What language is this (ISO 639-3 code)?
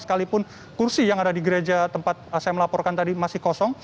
ind